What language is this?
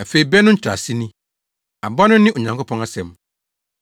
Akan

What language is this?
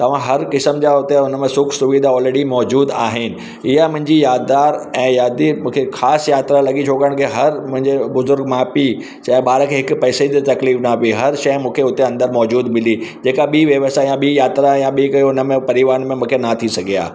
Sindhi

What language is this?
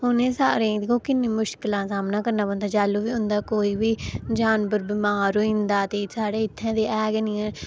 Dogri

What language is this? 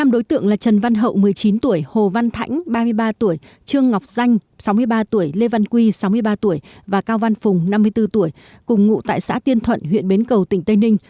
Vietnamese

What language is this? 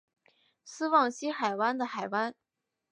Chinese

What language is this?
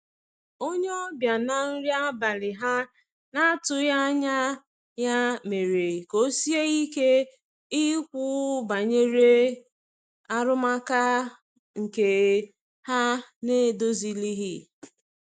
Igbo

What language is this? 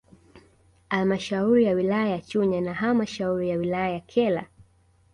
Swahili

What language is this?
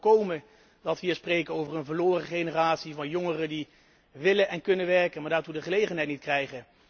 Dutch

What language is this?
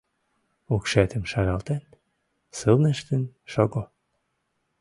Mari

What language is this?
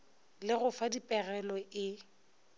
Northern Sotho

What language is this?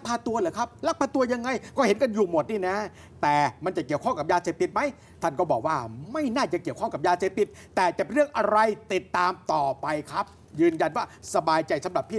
Thai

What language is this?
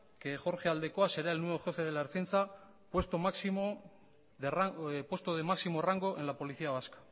Spanish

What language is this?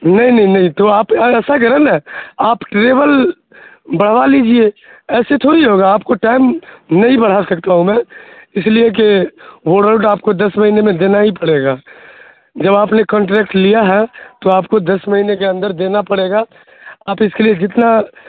Urdu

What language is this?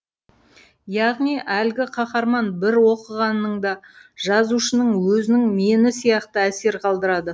Kazakh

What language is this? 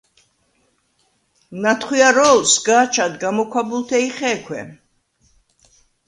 Svan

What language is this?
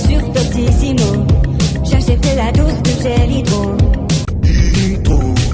French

